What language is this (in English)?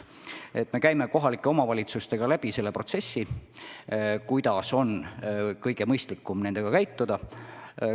Estonian